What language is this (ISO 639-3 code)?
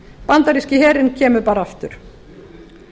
isl